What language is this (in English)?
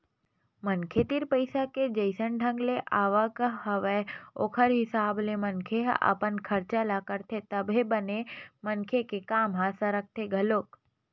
Chhattisgarhi